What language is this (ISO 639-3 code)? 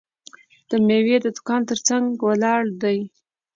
pus